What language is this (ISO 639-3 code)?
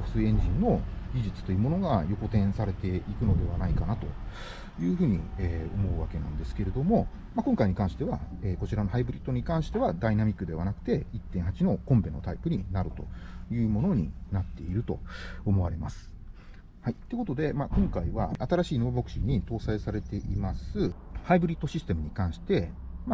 jpn